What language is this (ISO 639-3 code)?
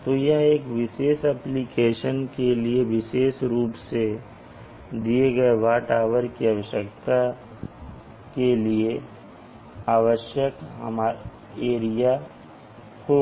hin